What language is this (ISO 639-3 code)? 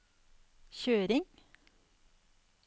nor